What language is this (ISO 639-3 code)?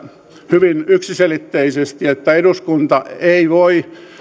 fin